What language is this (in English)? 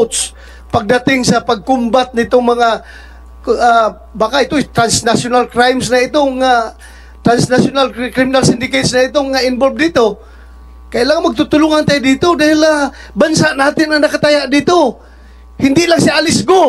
Filipino